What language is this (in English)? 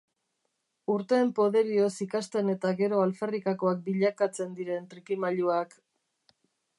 Basque